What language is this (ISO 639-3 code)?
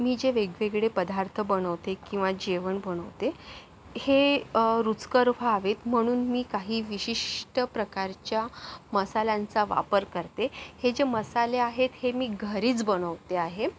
mar